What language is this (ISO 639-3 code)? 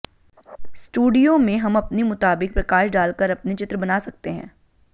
hin